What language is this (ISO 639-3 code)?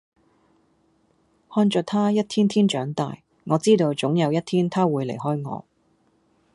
yue